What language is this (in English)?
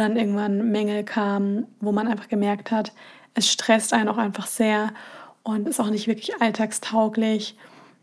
German